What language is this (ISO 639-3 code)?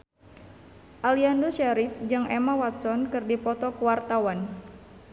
sun